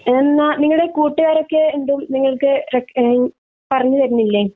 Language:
Malayalam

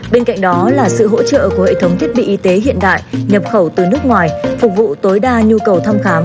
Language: Vietnamese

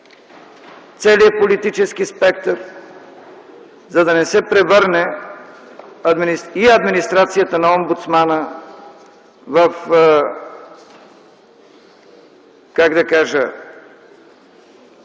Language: Bulgarian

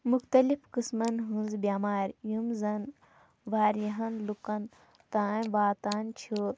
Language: Kashmiri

